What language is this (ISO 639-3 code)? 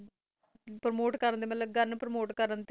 pan